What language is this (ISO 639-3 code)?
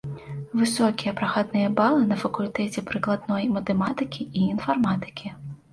bel